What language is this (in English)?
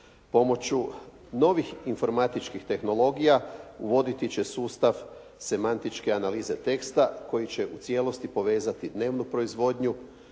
Croatian